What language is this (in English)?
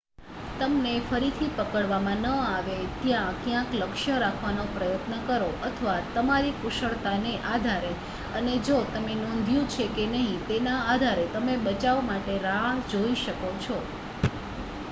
Gujarati